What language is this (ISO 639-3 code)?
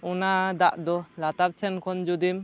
sat